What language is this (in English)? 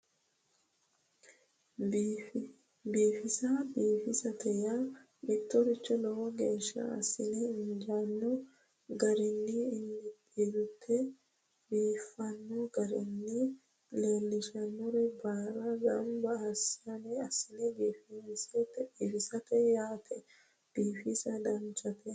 Sidamo